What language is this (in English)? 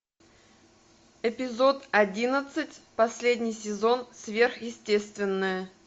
Russian